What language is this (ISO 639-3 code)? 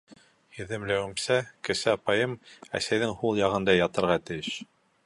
bak